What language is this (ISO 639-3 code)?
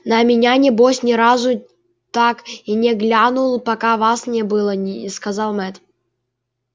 rus